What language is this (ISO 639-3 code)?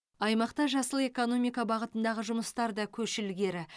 kaz